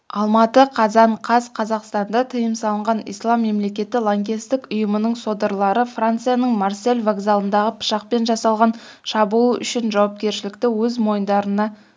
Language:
Kazakh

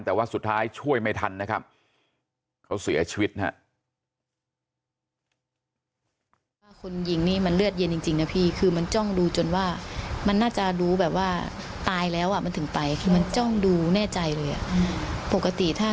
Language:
Thai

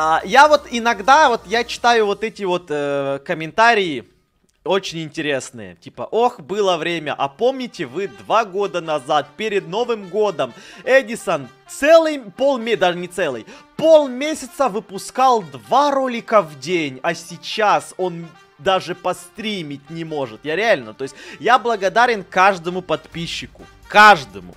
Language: Russian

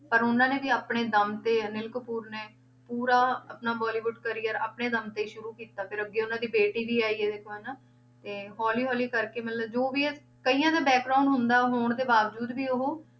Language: Punjabi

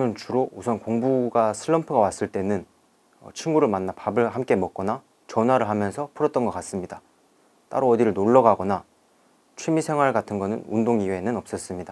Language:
Korean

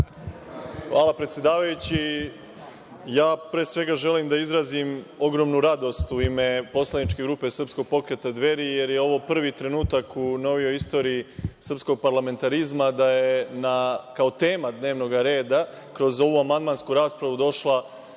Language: Serbian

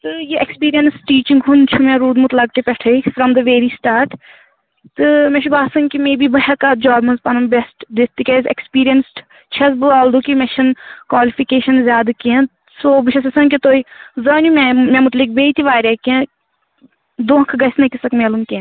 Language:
Kashmiri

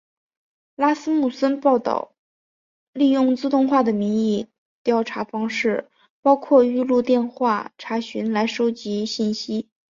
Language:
Chinese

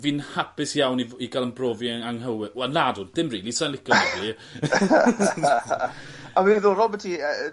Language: Welsh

